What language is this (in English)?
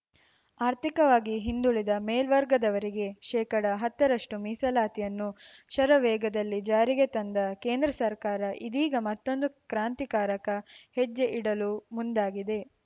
Kannada